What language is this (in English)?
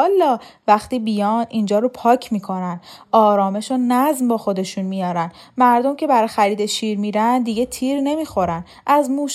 Persian